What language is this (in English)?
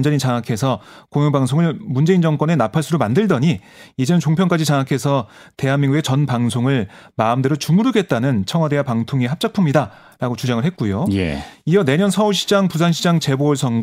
Korean